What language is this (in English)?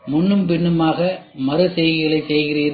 Tamil